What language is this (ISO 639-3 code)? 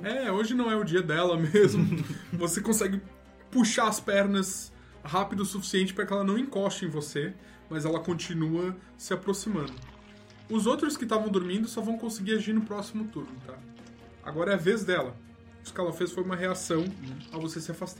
por